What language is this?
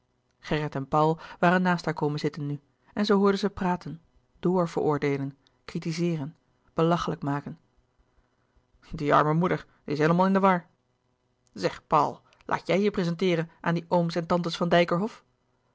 Dutch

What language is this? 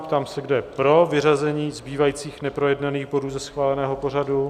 Czech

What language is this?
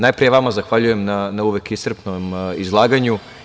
Serbian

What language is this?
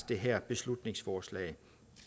Danish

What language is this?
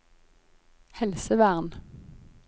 Norwegian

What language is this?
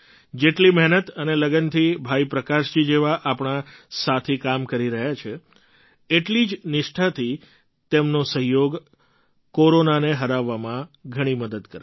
Gujarati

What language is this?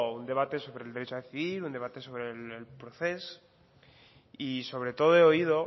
Spanish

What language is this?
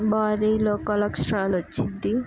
Telugu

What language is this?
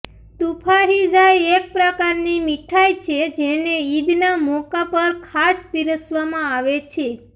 Gujarati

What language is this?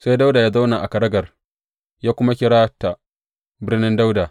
Hausa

